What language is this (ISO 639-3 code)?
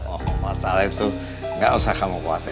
ind